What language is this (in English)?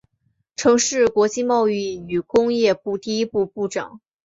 Chinese